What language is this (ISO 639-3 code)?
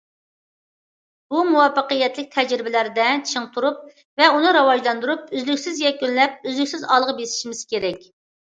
uig